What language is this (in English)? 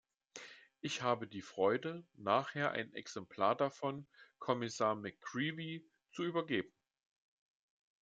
German